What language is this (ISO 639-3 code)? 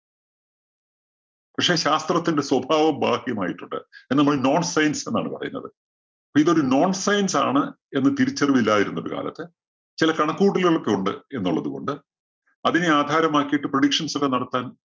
mal